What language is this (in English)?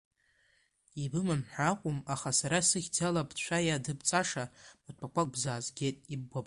Abkhazian